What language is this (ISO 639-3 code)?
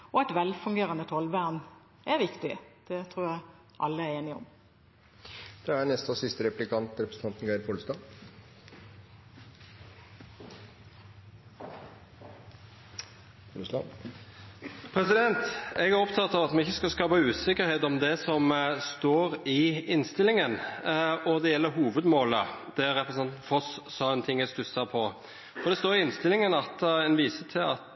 nor